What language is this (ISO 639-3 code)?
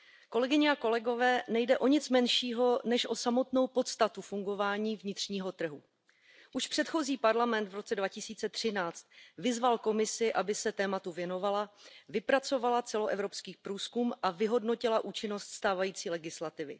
ces